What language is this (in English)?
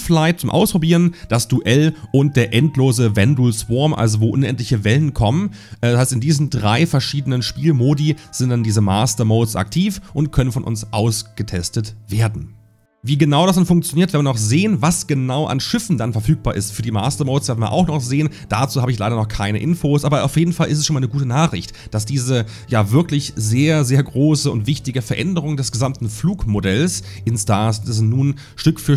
German